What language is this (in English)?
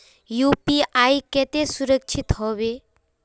Magahi